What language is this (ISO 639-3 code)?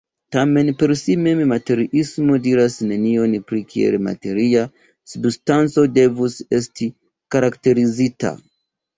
epo